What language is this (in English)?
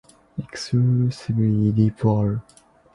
English